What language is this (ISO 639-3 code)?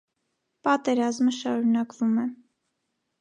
hye